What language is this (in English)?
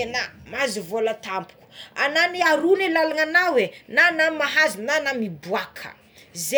Tsimihety Malagasy